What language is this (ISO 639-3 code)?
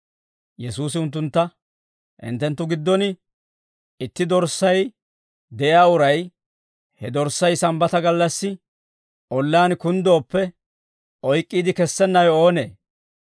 dwr